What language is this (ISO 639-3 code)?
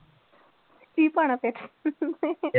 pan